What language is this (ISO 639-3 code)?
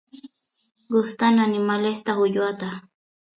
qus